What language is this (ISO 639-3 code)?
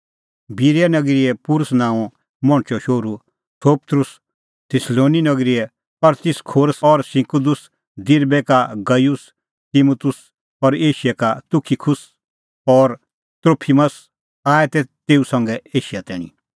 kfx